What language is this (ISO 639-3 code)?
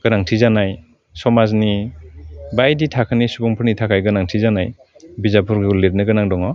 brx